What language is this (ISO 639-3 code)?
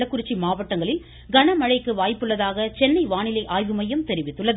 tam